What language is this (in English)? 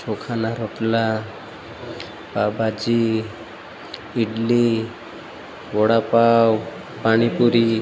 Gujarati